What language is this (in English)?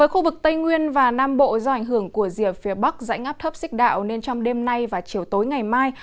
Vietnamese